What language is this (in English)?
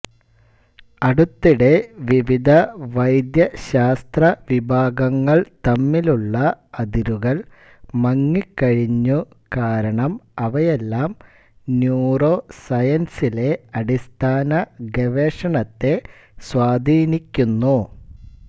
Malayalam